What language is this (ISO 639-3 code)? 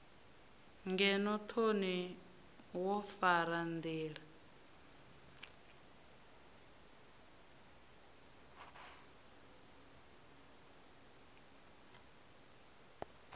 ven